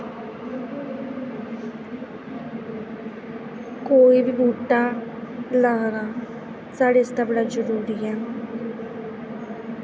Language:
Dogri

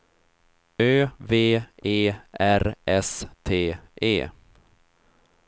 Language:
Swedish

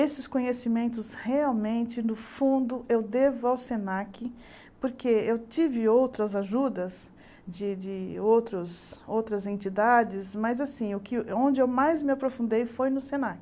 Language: Portuguese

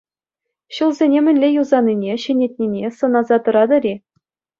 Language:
Chuvash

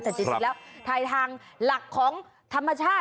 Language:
Thai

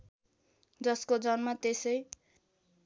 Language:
Nepali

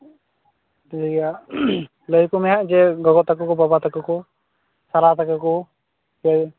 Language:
Santali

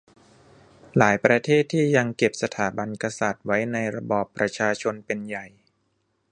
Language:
Thai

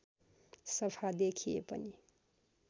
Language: Nepali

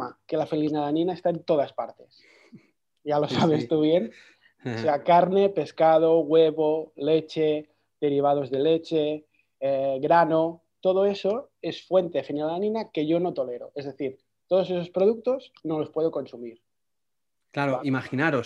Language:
Spanish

